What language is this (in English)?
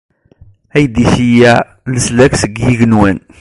Kabyle